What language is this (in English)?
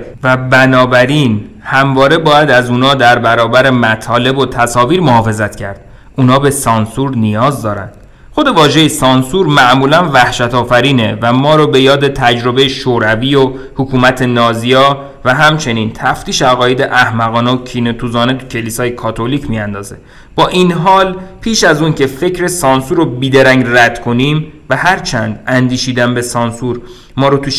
Persian